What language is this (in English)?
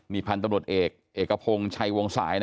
Thai